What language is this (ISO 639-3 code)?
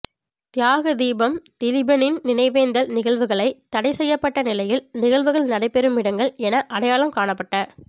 tam